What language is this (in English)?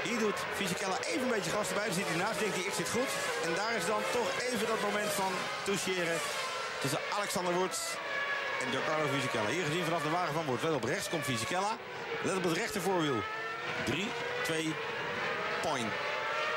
Dutch